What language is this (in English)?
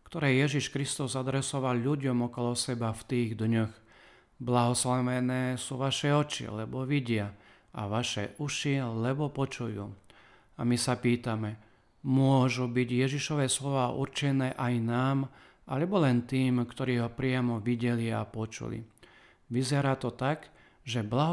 Slovak